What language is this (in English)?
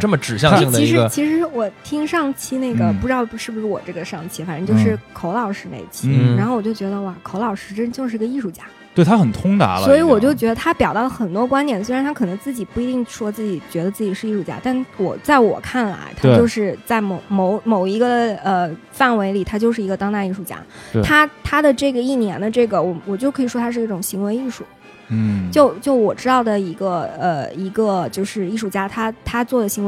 Chinese